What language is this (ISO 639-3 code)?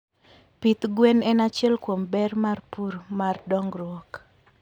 luo